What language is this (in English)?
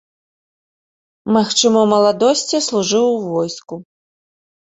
Belarusian